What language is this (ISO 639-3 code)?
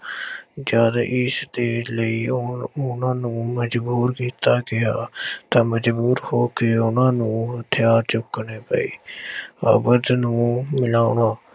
pan